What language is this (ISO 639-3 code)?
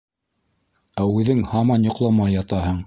bak